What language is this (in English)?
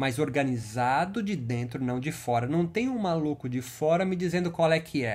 Portuguese